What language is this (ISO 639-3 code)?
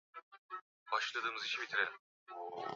swa